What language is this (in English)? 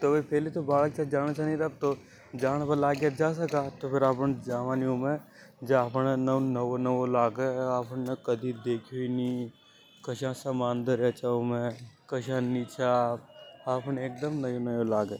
Hadothi